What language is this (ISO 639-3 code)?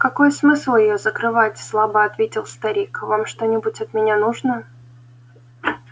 rus